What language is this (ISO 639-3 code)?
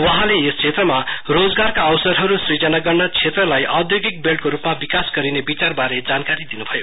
nep